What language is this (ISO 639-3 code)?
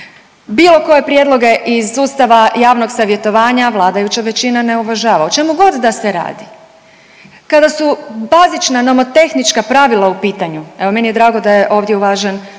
hrv